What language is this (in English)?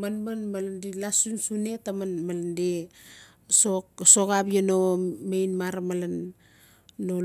Notsi